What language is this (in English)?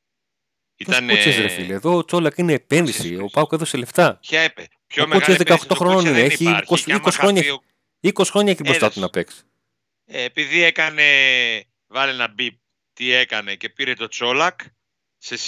Greek